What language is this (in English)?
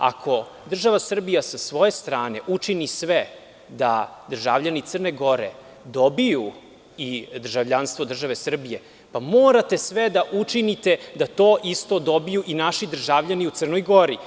Serbian